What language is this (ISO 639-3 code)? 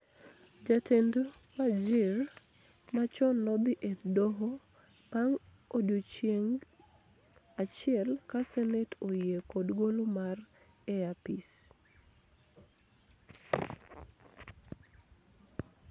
luo